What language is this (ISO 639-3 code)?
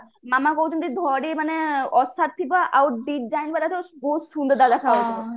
ori